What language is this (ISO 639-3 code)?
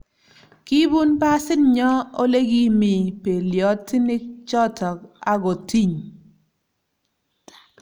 kln